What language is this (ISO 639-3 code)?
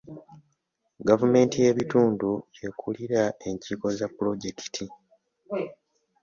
lug